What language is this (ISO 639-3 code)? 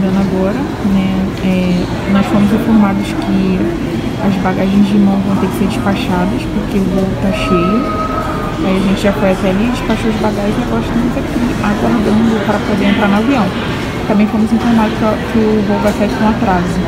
por